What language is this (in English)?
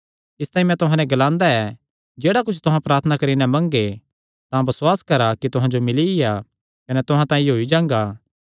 Kangri